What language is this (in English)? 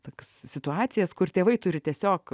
Lithuanian